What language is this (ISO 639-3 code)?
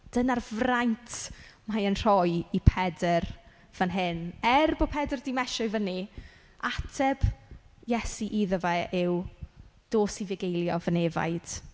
cym